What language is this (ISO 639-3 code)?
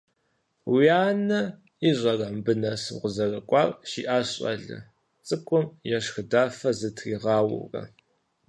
kbd